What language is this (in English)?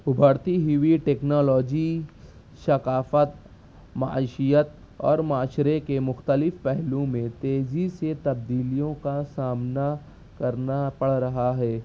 Urdu